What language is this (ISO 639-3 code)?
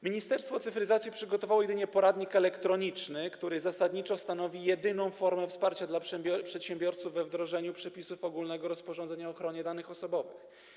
pol